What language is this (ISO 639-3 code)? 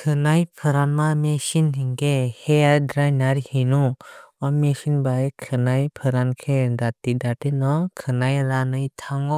trp